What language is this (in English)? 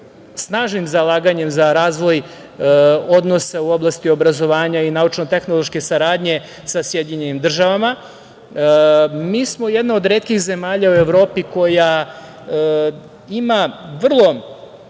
Serbian